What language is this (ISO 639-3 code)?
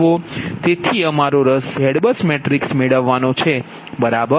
guj